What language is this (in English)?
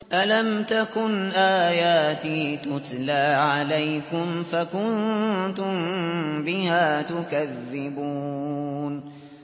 Arabic